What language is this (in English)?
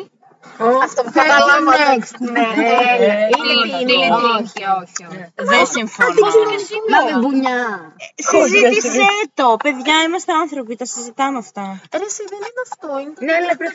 Greek